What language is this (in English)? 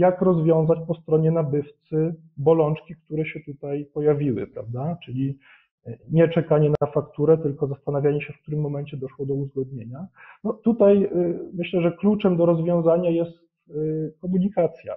Polish